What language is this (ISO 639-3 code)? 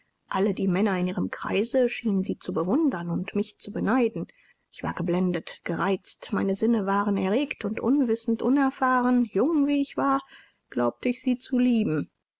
deu